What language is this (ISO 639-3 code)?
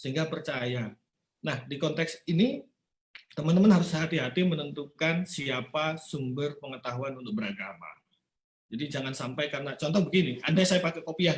ind